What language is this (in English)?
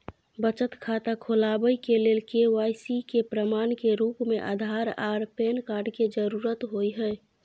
Maithili